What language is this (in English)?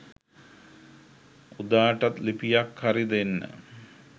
Sinhala